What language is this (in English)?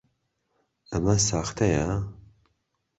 Central Kurdish